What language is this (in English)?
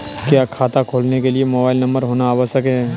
Hindi